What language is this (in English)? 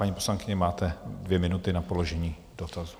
Czech